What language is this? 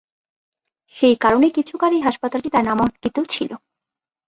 Bangla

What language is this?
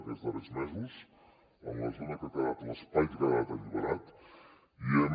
Catalan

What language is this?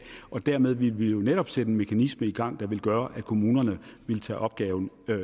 Danish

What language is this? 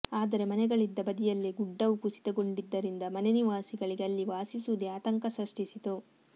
Kannada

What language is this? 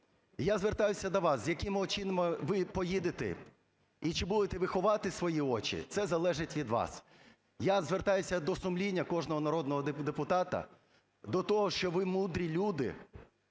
Ukrainian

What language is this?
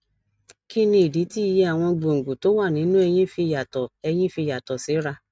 Yoruba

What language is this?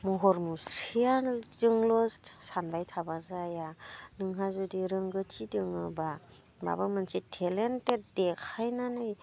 Bodo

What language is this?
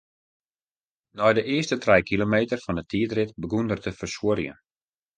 Western Frisian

